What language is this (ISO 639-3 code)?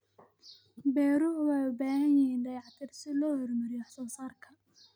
som